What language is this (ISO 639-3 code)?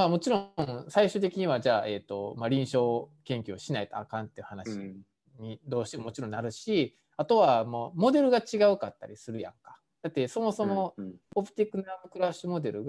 jpn